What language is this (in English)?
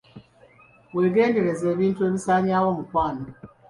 Ganda